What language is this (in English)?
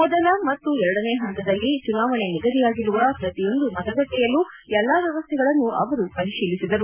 Kannada